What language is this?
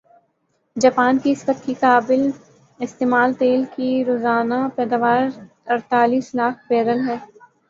Urdu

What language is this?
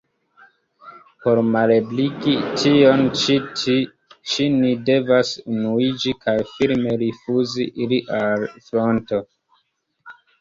Esperanto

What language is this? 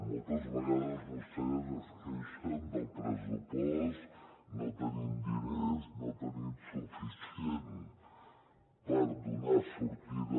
Catalan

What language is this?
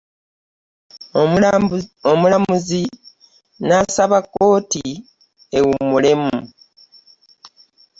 Ganda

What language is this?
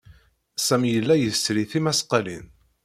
Kabyle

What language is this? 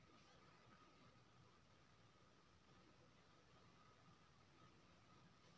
Maithili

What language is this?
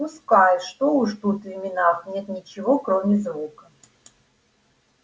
Russian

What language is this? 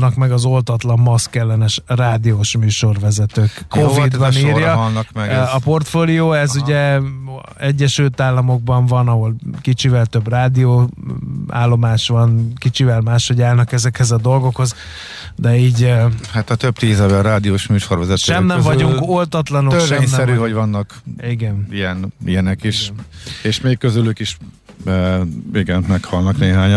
Hungarian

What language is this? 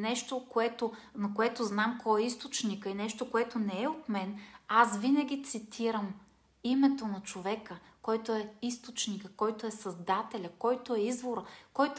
Bulgarian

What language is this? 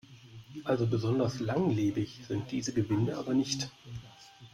German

